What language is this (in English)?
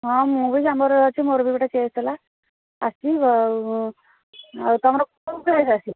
Odia